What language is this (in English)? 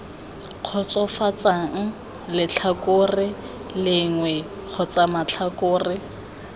Tswana